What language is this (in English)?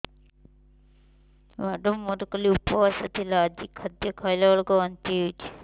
Odia